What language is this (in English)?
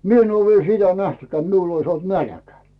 Finnish